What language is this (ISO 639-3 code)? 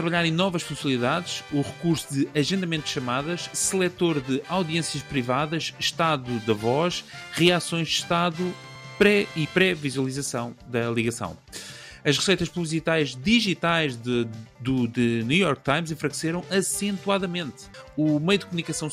por